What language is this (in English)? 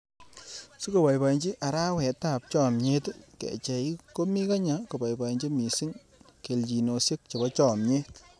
Kalenjin